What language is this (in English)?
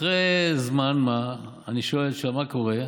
Hebrew